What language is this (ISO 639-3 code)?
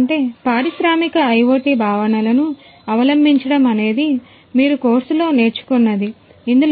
tel